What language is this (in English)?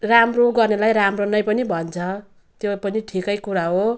Nepali